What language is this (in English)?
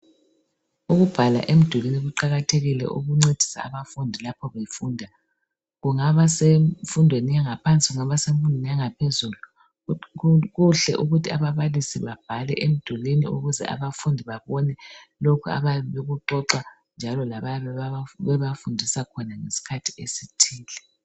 North Ndebele